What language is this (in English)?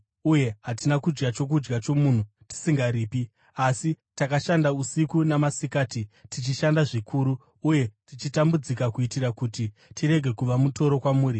Shona